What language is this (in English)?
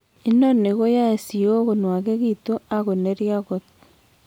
Kalenjin